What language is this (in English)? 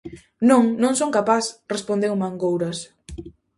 Galician